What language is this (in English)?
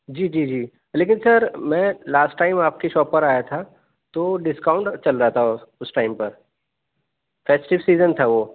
Urdu